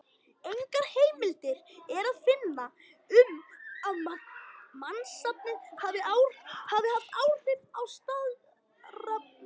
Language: Icelandic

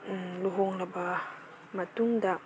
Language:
Manipuri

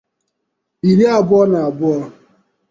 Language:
Igbo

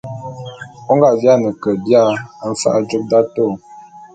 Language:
Bulu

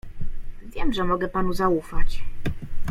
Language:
Polish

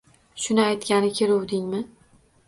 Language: Uzbek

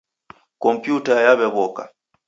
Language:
Taita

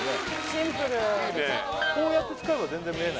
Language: Japanese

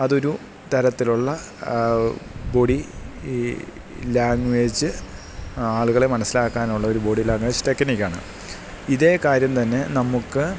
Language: Malayalam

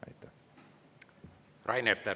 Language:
Estonian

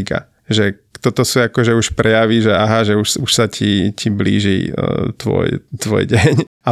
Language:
Slovak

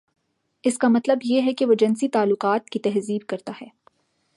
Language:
Urdu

